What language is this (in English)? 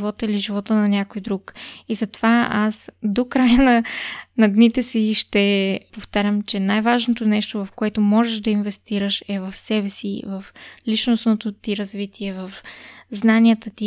Bulgarian